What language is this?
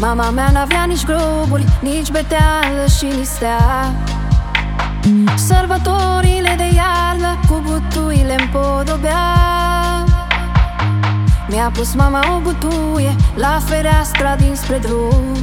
Romanian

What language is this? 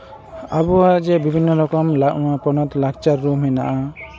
Santali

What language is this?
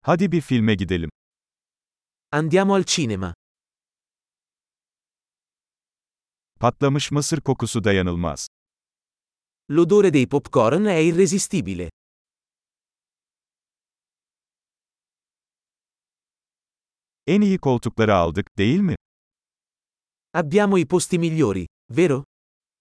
Turkish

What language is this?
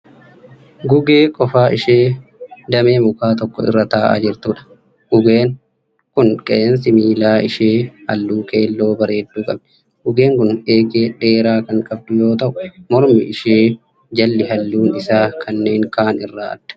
Oromo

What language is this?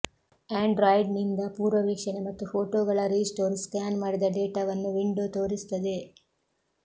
Kannada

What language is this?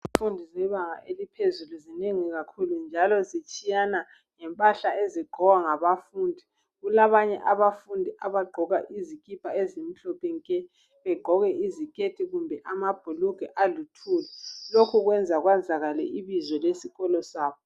North Ndebele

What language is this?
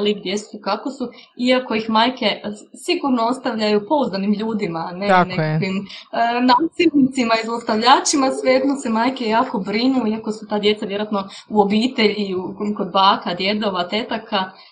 Croatian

